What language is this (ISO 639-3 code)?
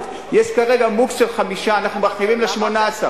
heb